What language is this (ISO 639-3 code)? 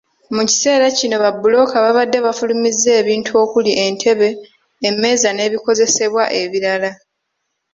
lug